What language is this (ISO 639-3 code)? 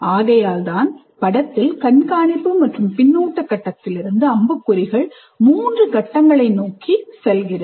tam